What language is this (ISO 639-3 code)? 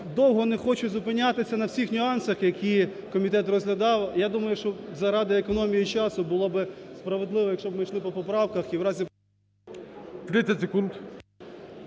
ukr